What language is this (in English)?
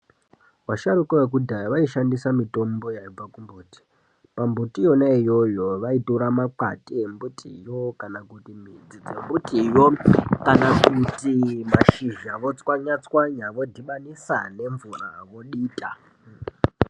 Ndau